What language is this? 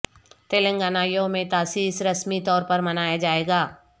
Urdu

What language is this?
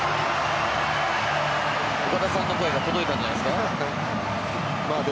Japanese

